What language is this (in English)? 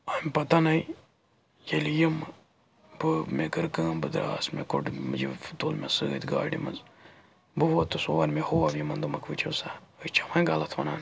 Kashmiri